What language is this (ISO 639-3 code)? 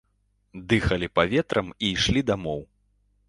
bel